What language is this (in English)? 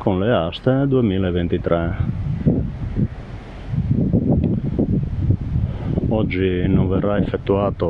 Italian